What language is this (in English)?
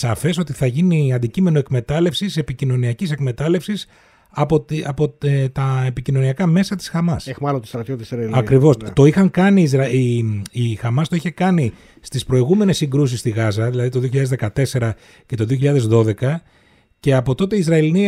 Greek